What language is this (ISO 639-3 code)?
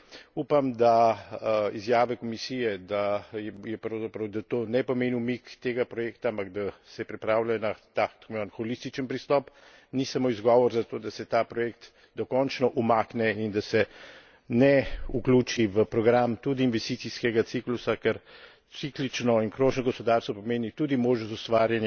slv